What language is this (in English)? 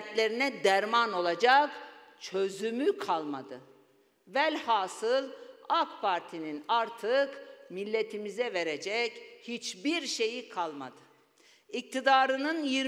Turkish